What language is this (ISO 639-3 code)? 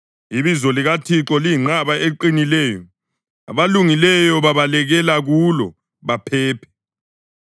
nde